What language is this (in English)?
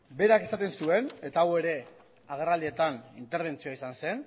Basque